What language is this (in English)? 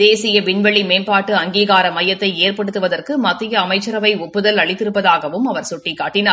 Tamil